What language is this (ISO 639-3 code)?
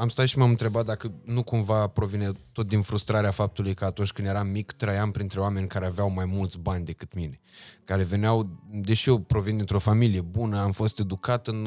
ron